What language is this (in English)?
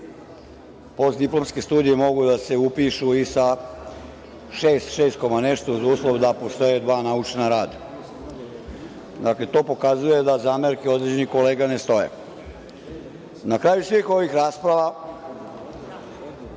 Serbian